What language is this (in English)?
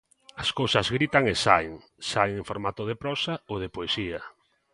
Galician